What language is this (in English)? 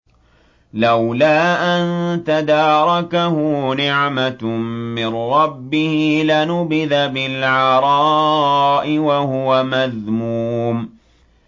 Arabic